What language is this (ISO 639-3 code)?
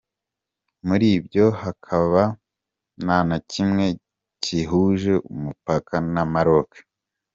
kin